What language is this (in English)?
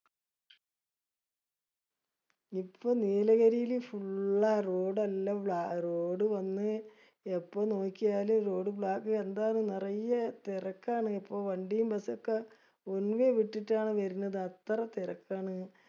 Malayalam